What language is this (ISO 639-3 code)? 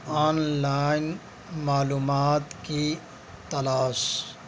urd